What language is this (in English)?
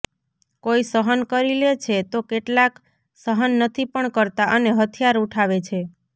Gujarati